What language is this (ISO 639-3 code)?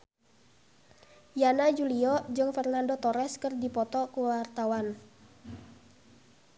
sun